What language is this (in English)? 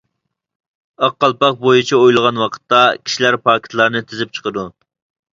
Uyghur